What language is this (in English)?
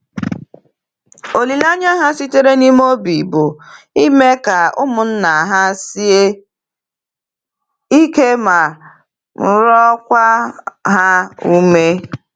Igbo